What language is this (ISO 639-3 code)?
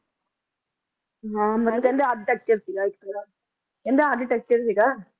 pan